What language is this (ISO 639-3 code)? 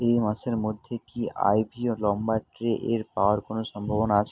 ben